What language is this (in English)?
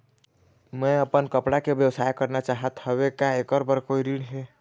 Chhattisgarhi